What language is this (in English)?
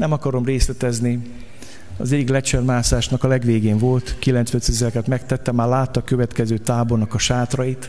Hungarian